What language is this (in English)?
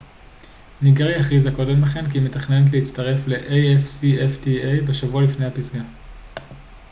Hebrew